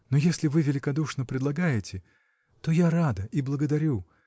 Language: Russian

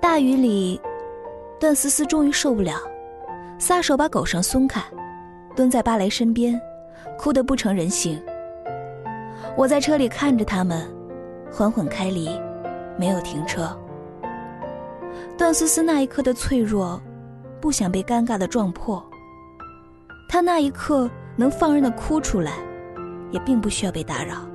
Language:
Chinese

